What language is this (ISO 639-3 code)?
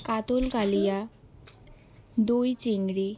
ben